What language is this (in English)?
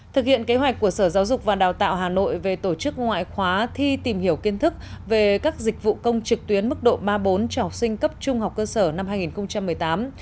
Vietnamese